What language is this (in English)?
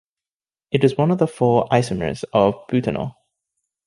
English